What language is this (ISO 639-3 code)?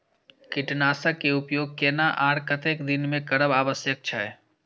mai